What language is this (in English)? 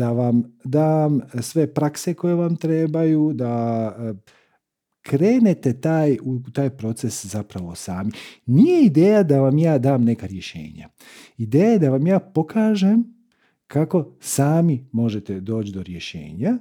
Croatian